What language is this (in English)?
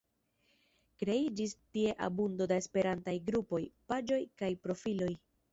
Esperanto